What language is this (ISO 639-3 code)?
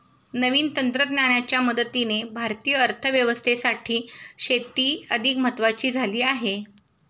mar